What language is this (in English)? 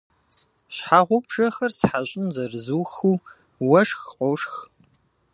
Kabardian